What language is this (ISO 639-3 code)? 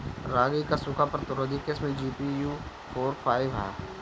bho